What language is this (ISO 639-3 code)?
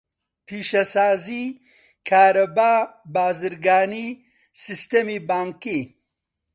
ckb